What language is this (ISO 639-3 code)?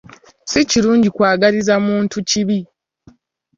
lug